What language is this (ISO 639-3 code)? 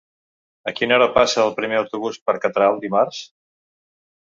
cat